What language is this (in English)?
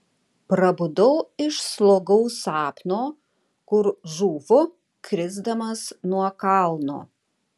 Lithuanian